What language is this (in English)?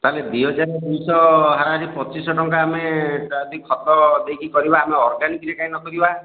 Odia